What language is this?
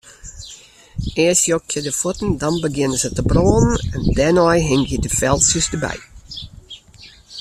Western Frisian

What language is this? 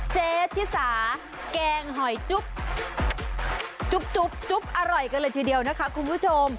Thai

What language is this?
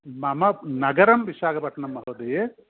Sanskrit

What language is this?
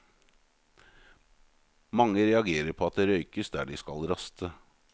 Norwegian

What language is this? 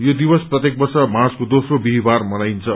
Nepali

